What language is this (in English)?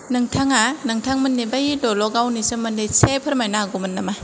Bodo